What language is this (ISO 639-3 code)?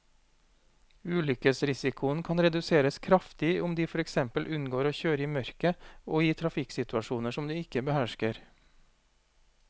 nor